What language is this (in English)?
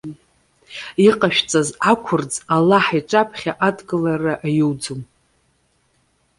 Abkhazian